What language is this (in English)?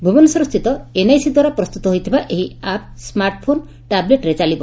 Odia